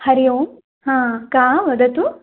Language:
Sanskrit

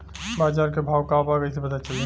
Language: Bhojpuri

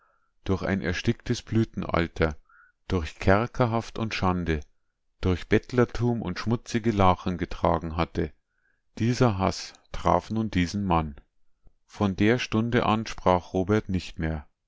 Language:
German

